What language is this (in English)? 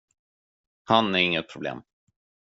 Swedish